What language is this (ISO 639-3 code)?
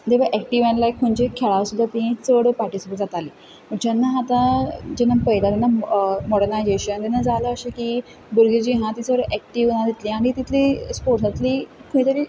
kok